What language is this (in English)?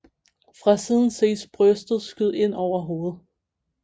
Danish